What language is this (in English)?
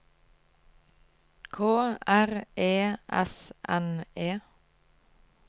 Norwegian